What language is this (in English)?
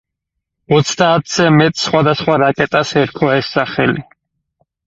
Georgian